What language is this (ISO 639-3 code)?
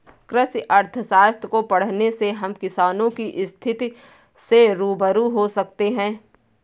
hin